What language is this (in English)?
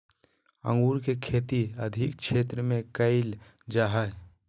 Magahi